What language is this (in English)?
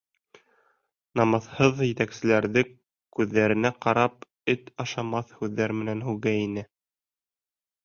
Bashkir